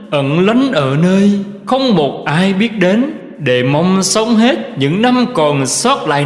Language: Vietnamese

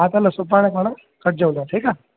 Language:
Sindhi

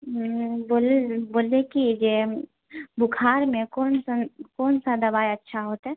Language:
Maithili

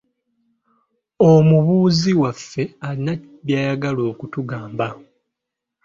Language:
Ganda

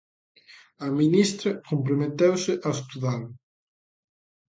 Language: Galician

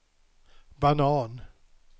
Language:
Swedish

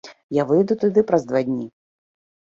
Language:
Belarusian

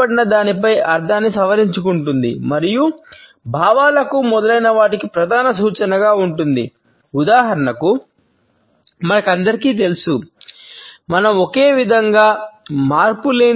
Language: Telugu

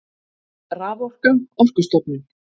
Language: Icelandic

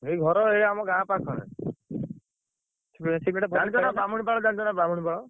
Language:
Odia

